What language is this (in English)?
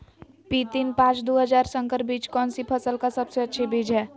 Magahi